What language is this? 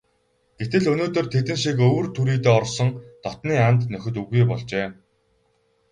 Mongolian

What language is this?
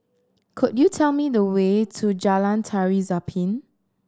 English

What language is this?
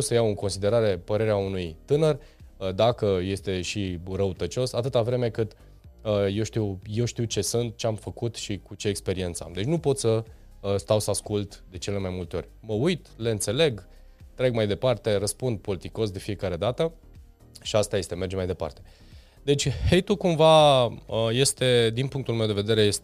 Romanian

